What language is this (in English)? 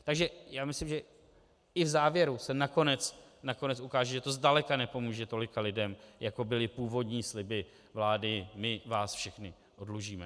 Czech